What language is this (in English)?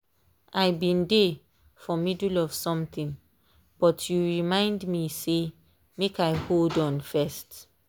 Nigerian Pidgin